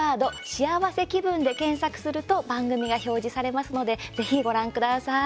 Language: Japanese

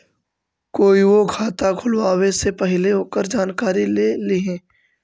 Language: Magahi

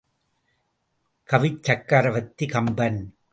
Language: Tamil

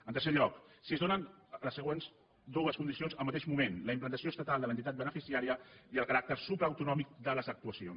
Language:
Catalan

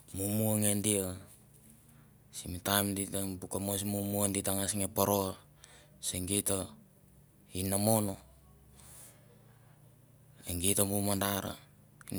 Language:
Mandara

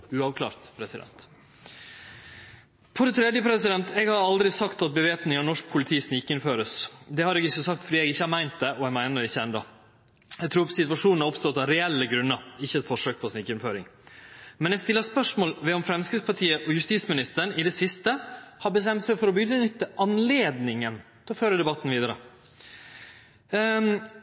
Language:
Norwegian Nynorsk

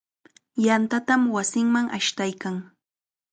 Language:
Chiquián Ancash Quechua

